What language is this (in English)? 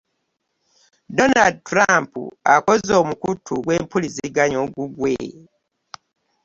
Ganda